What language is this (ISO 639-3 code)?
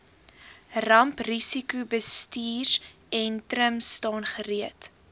afr